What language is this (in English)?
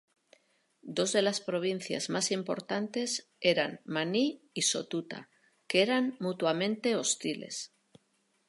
Spanish